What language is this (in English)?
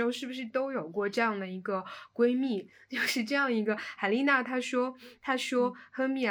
Chinese